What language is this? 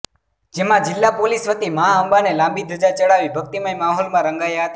Gujarati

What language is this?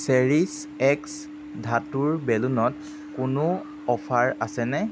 Assamese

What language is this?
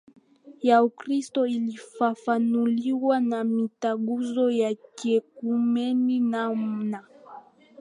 Swahili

